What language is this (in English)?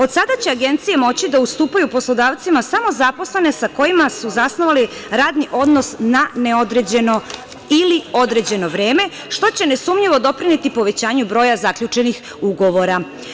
Serbian